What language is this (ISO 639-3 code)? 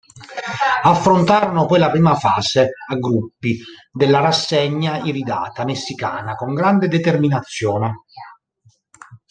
ita